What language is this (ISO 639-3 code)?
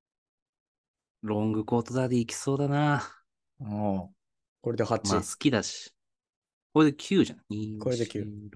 jpn